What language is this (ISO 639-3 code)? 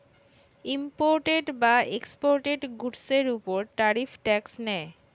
ben